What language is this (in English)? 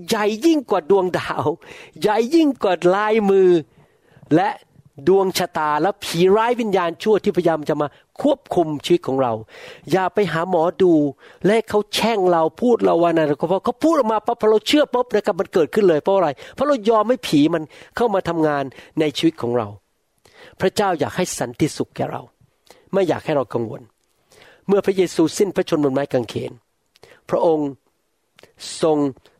Thai